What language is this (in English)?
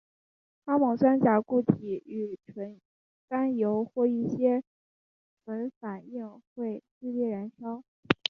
Chinese